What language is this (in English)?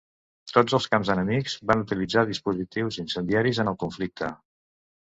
Catalan